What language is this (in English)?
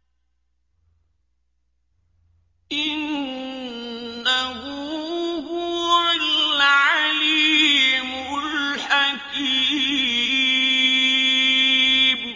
Arabic